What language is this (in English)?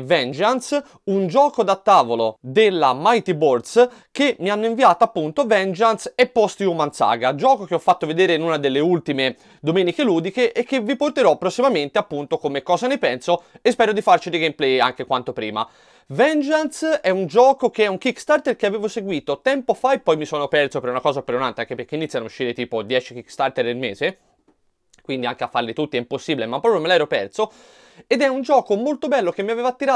Italian